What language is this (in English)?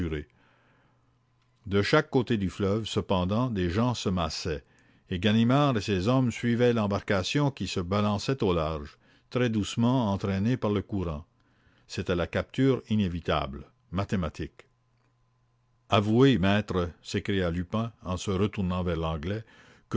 French